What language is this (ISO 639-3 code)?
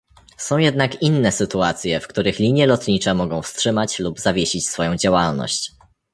pol